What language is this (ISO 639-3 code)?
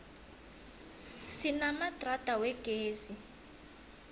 nbl